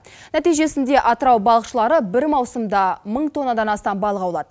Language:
Kazakh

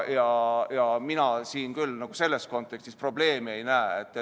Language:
Estonian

